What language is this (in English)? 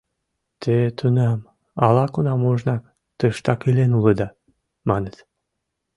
Mari